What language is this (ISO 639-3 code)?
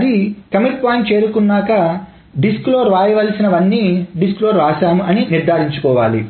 tel